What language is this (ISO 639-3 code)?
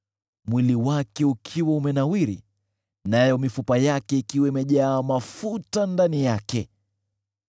swa